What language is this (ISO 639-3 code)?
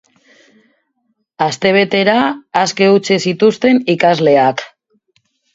eus